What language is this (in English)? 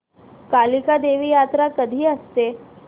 Marathi